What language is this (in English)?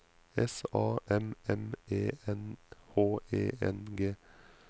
Norwegian